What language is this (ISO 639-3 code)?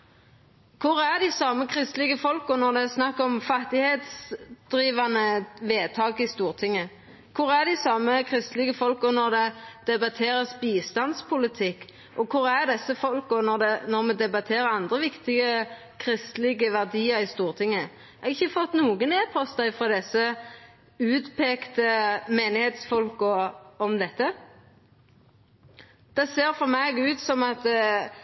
nno